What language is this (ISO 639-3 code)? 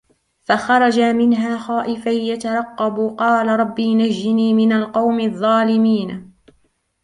ara